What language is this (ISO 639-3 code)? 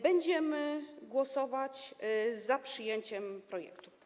pol